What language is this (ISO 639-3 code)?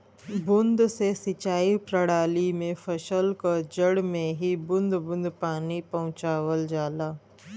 bho